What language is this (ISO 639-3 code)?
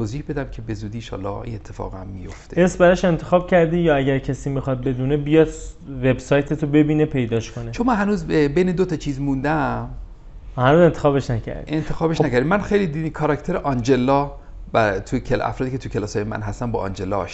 fas